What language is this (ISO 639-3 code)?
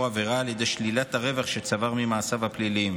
heb